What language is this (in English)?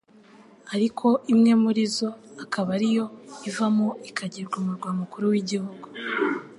Kinyarwanda